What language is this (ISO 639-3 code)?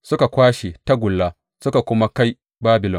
hau